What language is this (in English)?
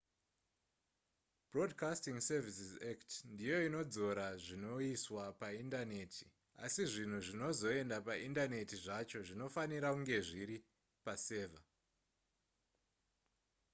Shona